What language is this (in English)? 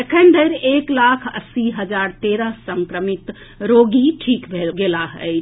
Maithili